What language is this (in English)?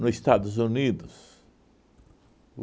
Portuguese